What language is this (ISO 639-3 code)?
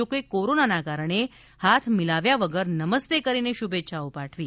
guj